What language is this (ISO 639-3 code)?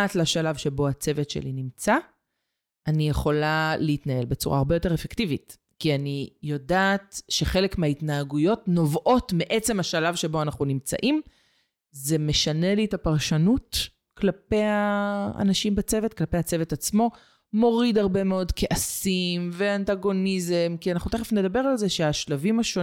heb